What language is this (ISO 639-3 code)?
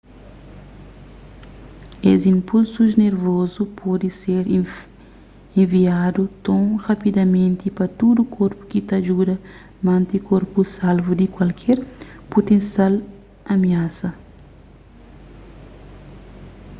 kea